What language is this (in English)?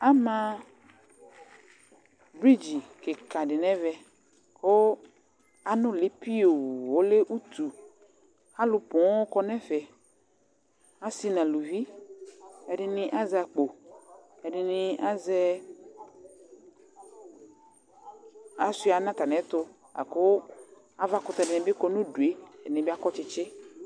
Ikposo